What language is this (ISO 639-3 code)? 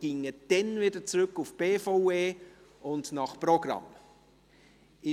gsw